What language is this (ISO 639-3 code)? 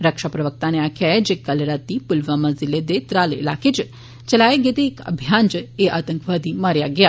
doi